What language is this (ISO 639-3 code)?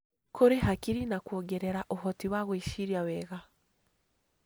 kik